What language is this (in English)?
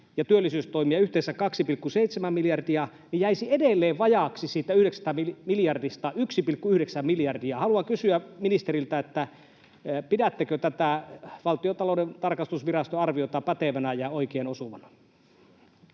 Finnish